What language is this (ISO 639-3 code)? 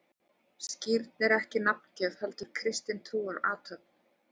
isl